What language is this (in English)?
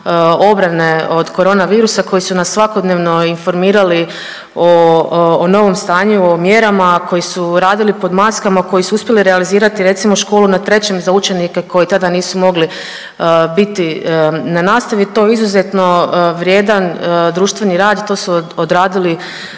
Croatian